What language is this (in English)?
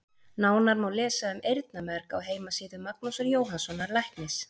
Icelandic